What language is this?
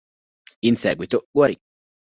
Italian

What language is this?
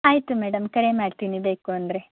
Kannada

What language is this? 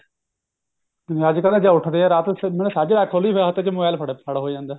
Punjabi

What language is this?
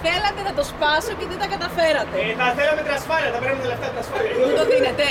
Greek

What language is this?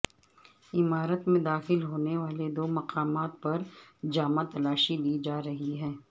Urdu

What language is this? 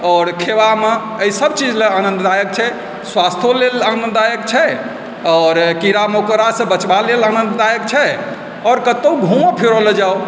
Maithili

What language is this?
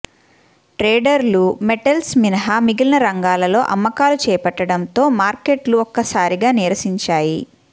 Telugu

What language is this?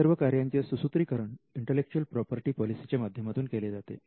Marathi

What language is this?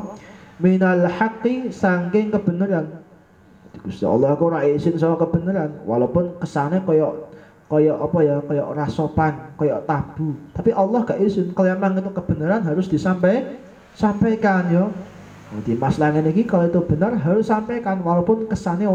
Indonesian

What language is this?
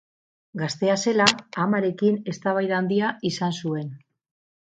Basque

